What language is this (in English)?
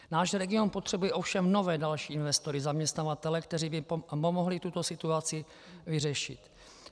Czech